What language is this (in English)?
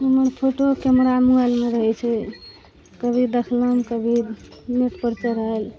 Maithili